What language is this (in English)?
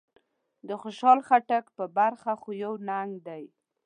Pashto